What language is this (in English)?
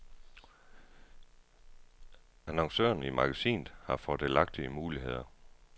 Danish